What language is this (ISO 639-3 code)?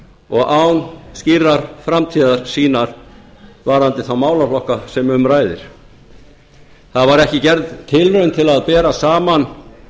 isl